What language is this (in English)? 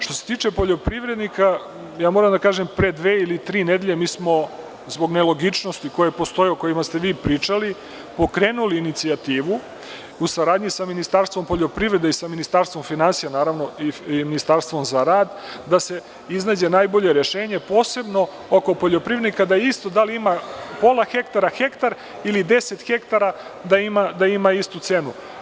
Serbian